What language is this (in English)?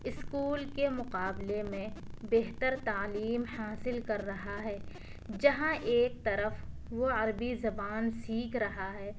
Urdu